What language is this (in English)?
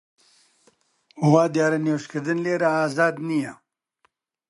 Central Kurdish